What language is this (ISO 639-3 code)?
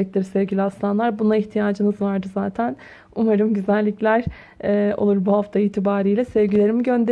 tur